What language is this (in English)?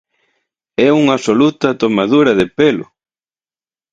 Galician